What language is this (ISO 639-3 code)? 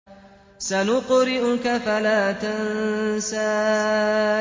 ara